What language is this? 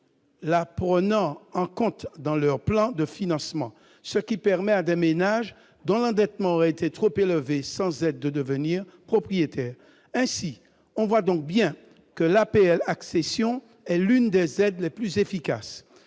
French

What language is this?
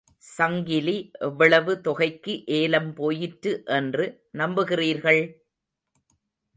Tamil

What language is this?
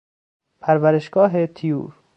Persian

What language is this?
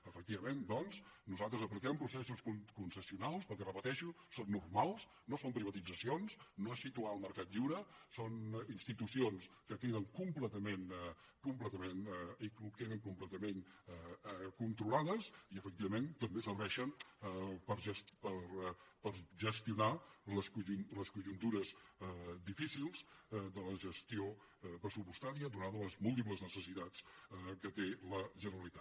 Catalan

